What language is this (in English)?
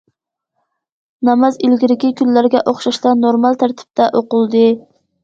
Uyghur